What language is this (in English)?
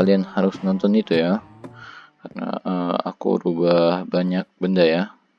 Indonesian